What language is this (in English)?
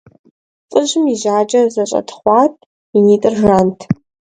Kabardian